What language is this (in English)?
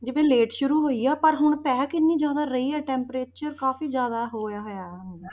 Punjabi